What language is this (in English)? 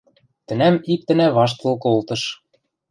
Western Mari